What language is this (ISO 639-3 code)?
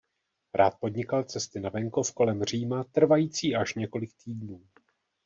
ces